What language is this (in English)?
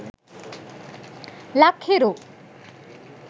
Sinhala